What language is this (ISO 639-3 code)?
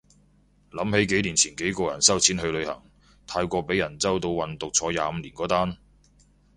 yue